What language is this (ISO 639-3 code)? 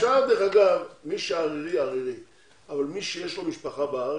heb